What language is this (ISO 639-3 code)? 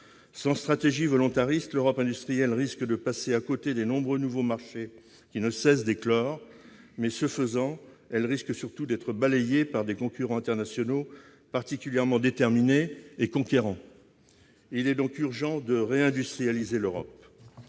fra